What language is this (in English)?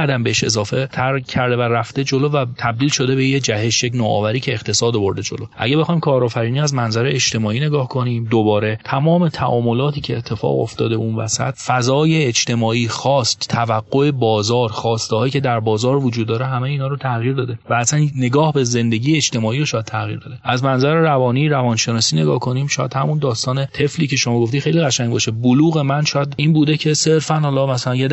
Persian